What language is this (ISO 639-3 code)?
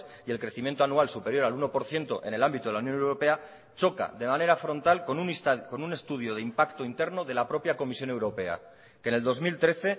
spa